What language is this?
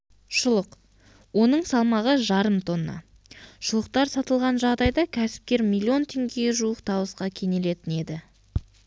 Kazakh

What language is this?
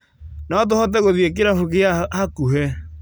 Kikuyu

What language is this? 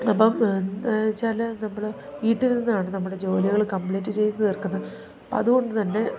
Malayalam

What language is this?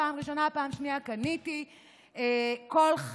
Hebrew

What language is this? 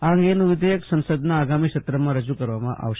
Gujarati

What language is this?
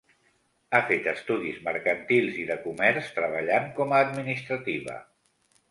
Catalan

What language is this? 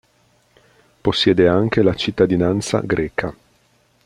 Italian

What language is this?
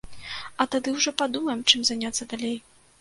Belarusian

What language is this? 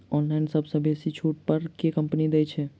Maithili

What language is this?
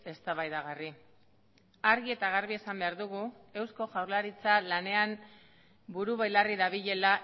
Basque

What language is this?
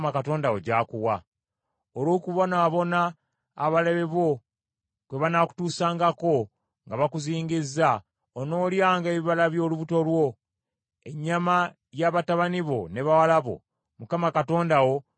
Ganda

